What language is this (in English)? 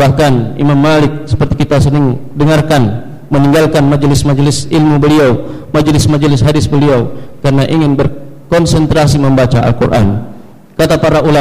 Malay